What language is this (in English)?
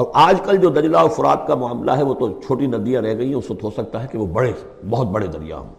Urdu